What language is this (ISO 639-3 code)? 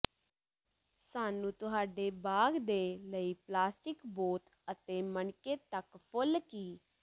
pan